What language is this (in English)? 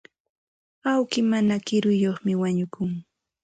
Santa Ana de Tusi Pasco Quechua